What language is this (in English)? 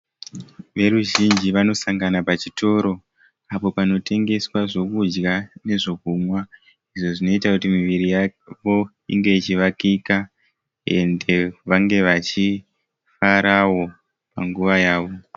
Shona